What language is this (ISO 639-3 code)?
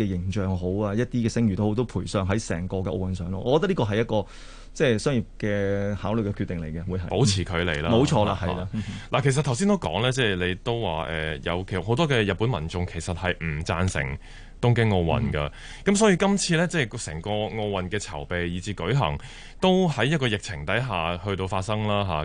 zho